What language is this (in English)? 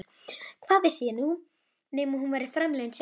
Icelandic